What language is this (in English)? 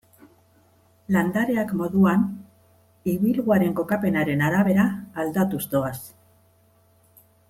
Basque